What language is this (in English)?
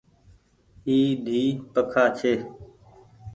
Goaria